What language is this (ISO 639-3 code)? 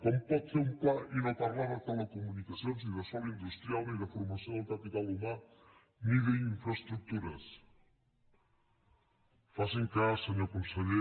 cat